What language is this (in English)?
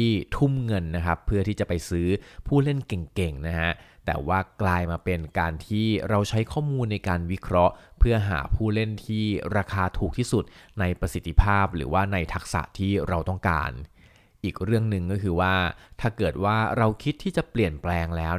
Thai